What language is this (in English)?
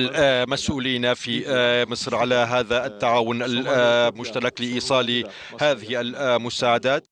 Arabic